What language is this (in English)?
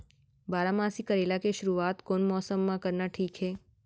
Chhattisgarhi